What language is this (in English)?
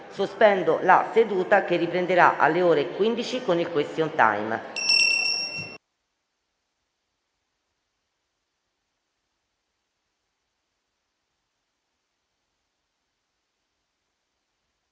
Italian